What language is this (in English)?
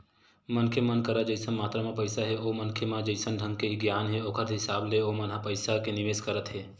Chhattisgarhi